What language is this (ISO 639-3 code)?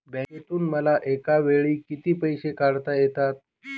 mar